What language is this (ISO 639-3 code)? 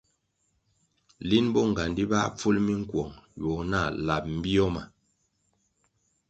nmg